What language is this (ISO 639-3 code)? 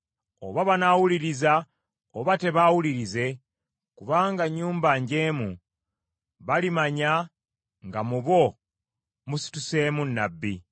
lug